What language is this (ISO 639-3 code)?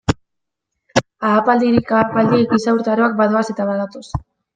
eus